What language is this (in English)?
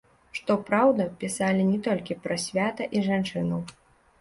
Belarusian